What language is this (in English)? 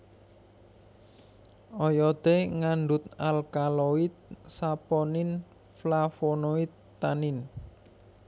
Javanese